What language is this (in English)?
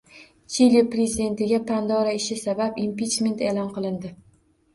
Uzbek